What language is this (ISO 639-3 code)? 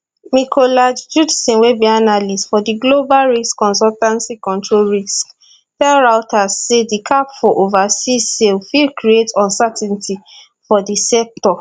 pcm